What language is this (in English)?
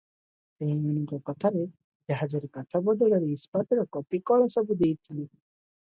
Odia